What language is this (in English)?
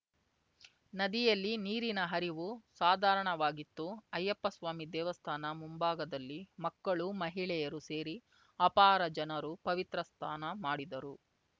Kannada